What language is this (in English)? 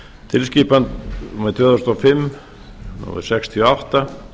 Icelandic